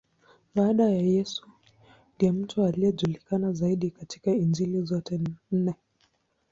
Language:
Swahili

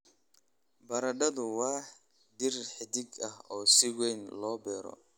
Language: Somali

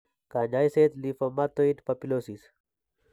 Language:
Kalenjin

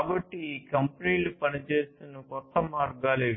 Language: Telugu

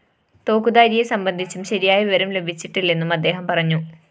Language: Malayalam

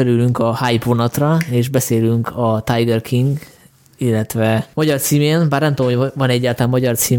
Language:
Hungarian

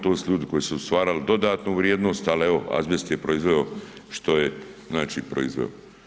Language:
Croatian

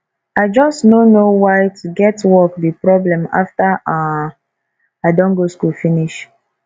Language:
Nigerian Pidgin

